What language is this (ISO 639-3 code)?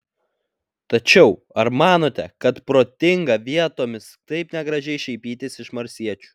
lit